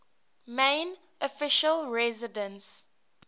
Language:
English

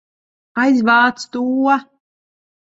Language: Latvian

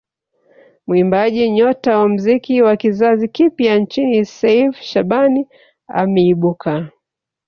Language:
Swahili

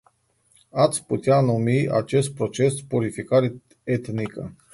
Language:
Romanian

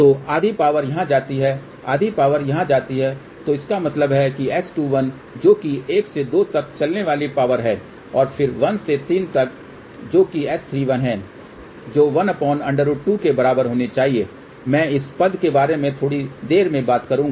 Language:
Hindi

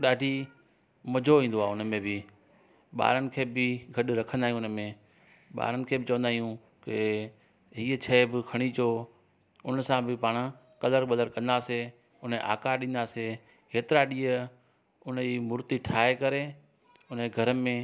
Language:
Sindhi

